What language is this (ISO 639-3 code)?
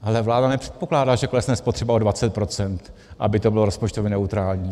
ces